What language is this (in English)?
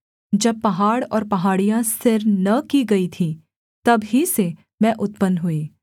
Hindi